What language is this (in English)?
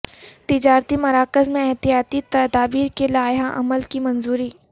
Urdu